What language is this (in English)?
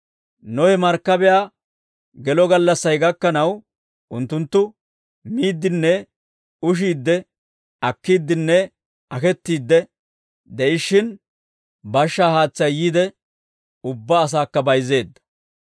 Dawro